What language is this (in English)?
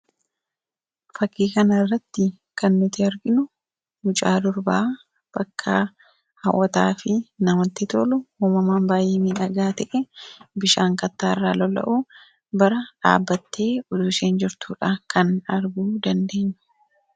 Oromo